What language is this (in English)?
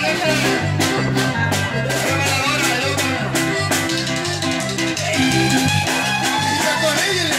Spanish